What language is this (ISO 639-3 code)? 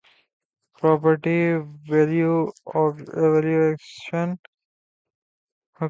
urd